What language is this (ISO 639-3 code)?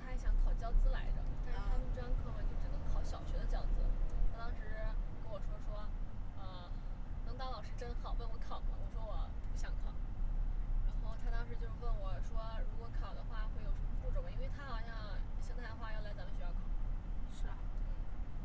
zho